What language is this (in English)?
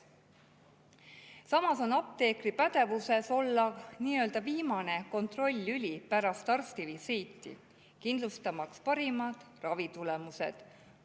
Estonian